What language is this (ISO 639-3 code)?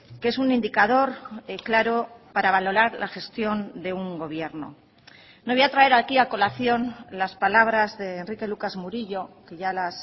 spa